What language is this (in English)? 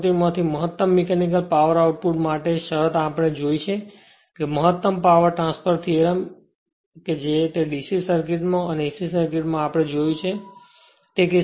Gujarati